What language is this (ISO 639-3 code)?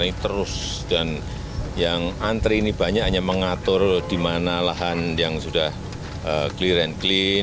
ind